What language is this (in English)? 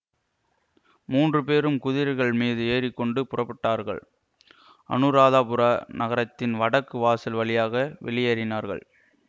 Tamil